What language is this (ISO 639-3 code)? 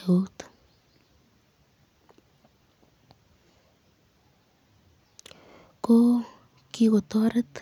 kln